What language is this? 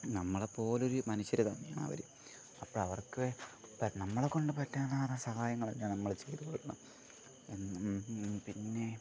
Malayalam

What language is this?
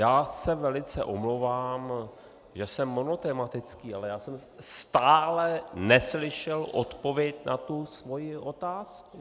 Czech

